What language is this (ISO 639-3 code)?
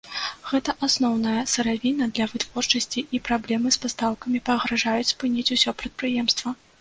bel